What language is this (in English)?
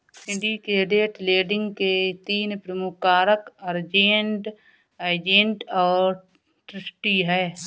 Hindi